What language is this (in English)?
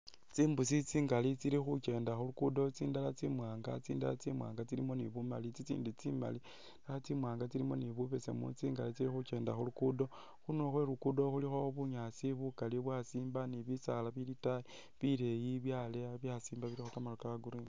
Masaaba